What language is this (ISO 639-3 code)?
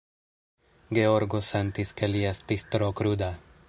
epo